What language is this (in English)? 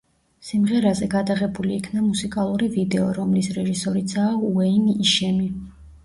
Georgian